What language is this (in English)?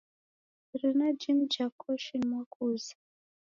Taita